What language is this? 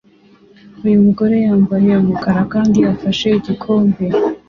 Kinyarwanda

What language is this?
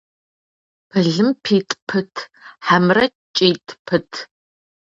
Kabardian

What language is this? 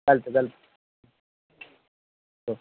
Marathi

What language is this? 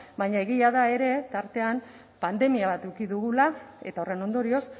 Basque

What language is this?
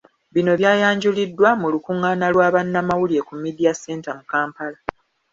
Ganda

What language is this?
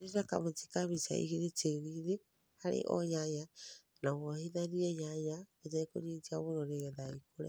Kikuyu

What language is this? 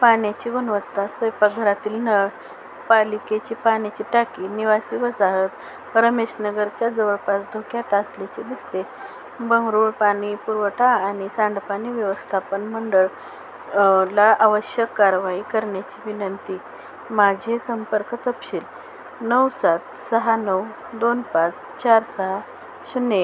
Marathi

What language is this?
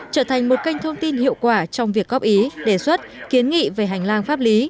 Vietnamese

